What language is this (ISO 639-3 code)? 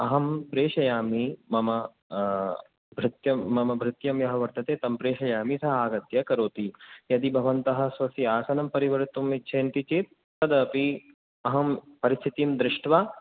san